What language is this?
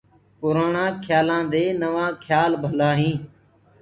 Gurgula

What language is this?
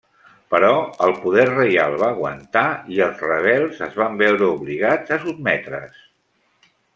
Catalan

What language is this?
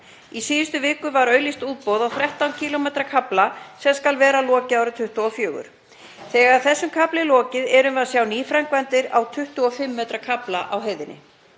Icelandic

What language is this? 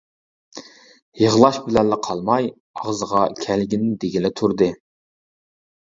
Uyghur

